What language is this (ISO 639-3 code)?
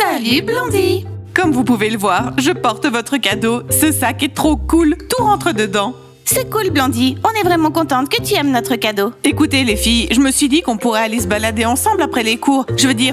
fra